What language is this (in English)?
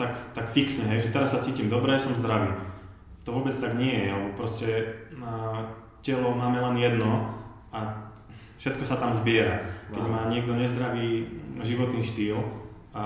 Slovak